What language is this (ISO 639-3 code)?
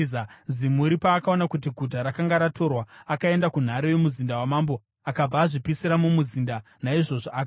sna